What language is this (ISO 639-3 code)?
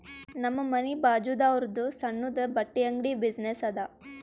kan